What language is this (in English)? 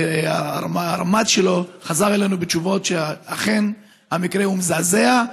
Hebrew